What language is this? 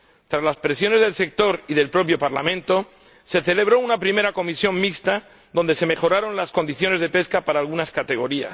Spanish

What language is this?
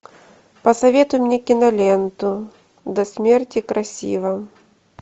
Russian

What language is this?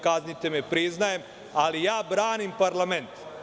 Serbian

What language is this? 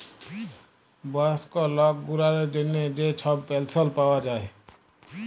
Bangla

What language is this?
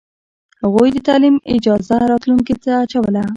Pashto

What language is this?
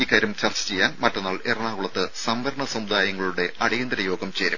Malayalam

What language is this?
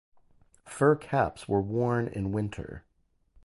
English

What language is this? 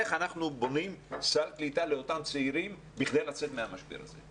Hebrew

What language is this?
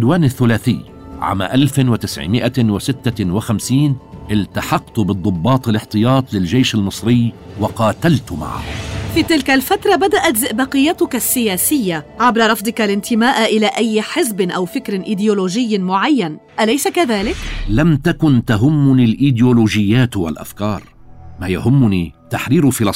Arabic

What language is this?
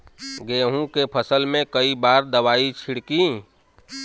Bhojpuri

